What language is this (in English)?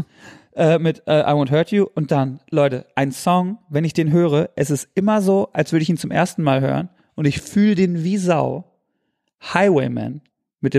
German